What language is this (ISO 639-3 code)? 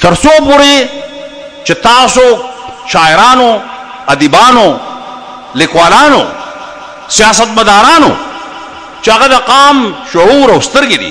ara